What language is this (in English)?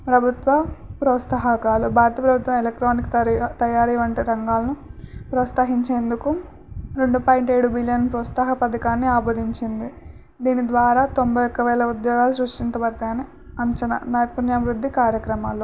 Telugu